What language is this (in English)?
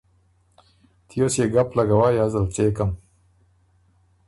Ormuri